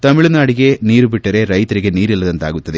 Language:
Kannada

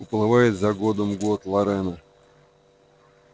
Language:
Russian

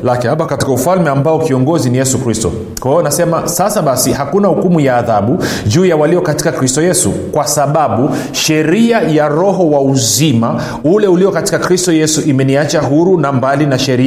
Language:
Swahili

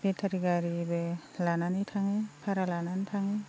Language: Bodo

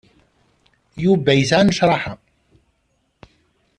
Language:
Kabyle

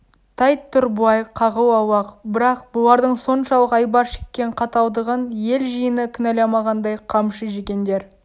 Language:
Kazakh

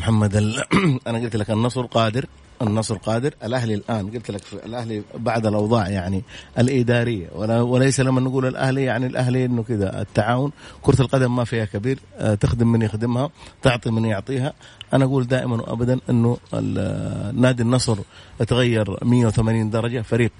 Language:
Arabic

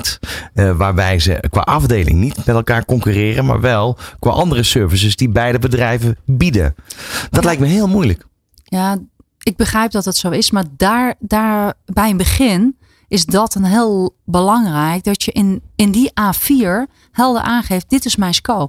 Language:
Dutch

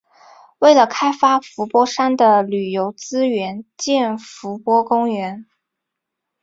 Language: Chinese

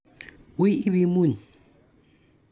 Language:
Kalenjin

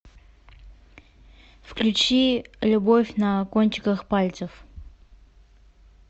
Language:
Russian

